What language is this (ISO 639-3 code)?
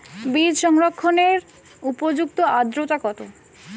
ben